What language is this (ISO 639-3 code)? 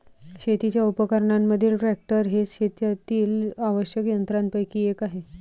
mar